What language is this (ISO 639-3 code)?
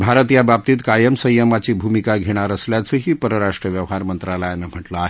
mar